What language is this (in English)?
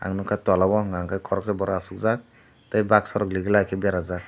Kok Borok